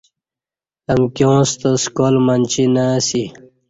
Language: Kati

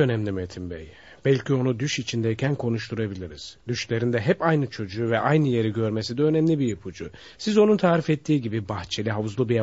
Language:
Turkish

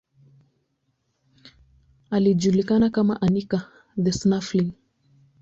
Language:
Swahili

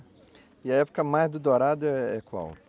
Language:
Portuguese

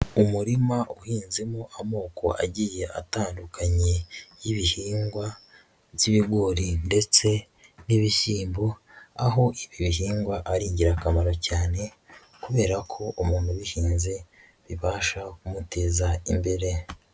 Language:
Kinyarwanda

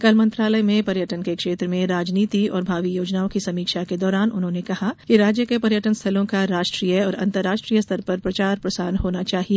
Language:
Hindi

